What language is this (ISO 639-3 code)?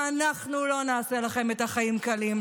heb